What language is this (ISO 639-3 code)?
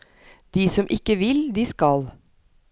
nor